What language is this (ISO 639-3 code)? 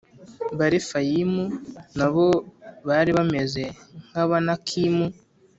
kin